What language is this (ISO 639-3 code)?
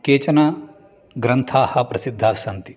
san